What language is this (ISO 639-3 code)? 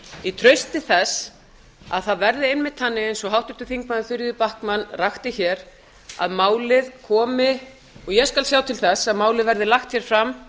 isl